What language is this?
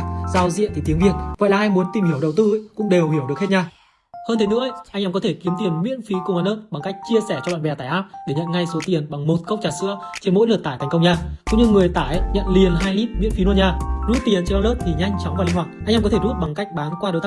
Vietnamese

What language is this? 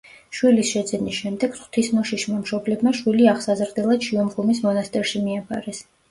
Georgian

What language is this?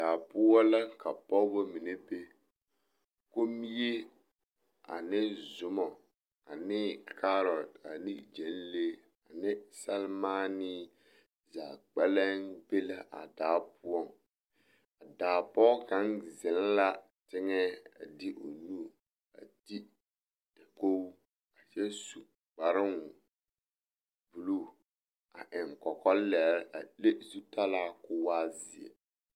Southern Dagaare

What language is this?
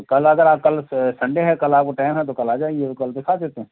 Hindi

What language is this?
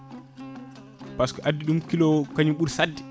Fula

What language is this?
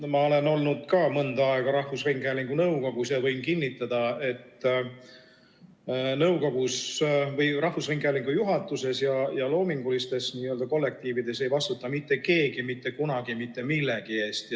Estonian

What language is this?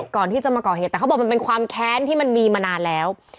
Thai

